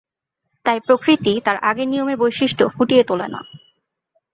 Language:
Bangla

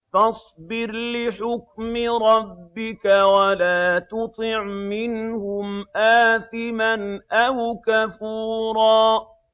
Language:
Arabic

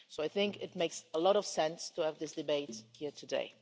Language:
English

